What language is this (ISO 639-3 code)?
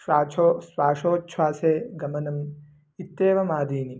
san